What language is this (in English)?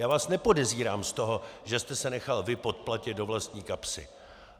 Czech